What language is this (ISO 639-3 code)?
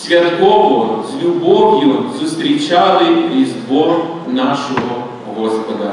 ukr